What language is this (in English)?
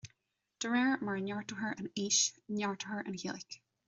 Irish